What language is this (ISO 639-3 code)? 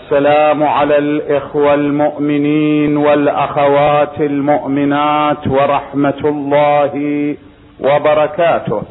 ara